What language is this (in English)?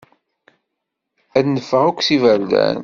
Kabyle